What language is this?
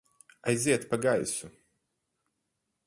Latvian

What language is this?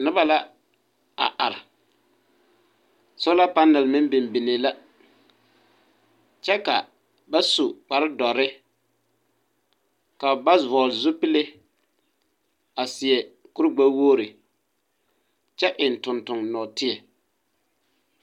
Southern Dagaare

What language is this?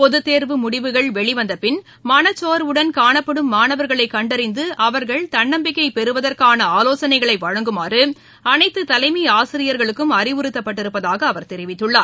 Tamil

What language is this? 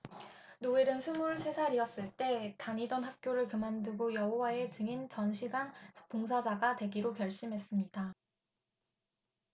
Korean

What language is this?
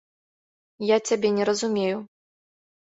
Belarusian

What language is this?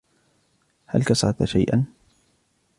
Arabic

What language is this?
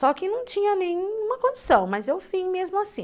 Portuguese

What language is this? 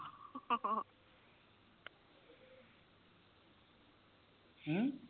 Punjabi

